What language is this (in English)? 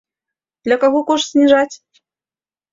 Belarusian